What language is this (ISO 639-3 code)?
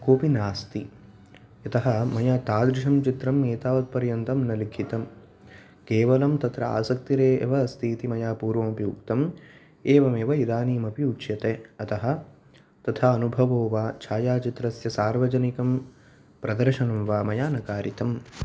san